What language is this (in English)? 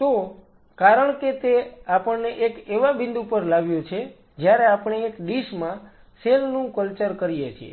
Gujarati